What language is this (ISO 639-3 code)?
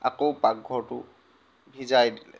asm